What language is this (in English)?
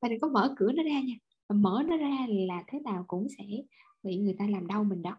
Vietnamese